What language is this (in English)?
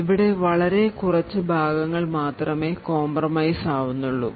Malayalam